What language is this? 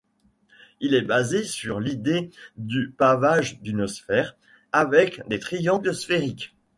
French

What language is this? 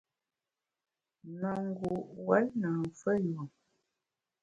Bamun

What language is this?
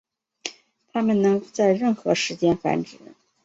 Chinese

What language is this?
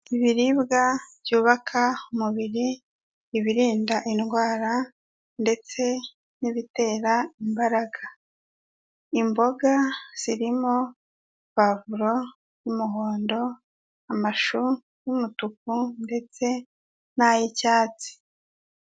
Kinyarwanda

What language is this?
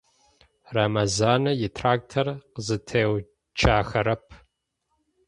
Adyghe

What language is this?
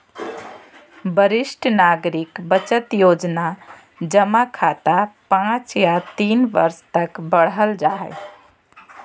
Magahi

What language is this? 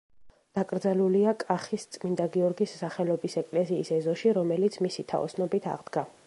Georgian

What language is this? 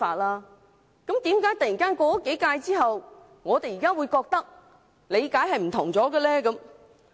Cantonese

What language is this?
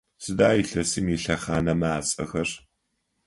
Adyghe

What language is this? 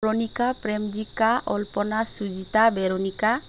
Bodo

